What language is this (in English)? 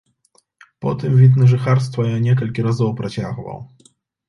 Belarusian